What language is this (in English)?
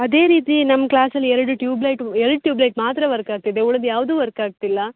Kannada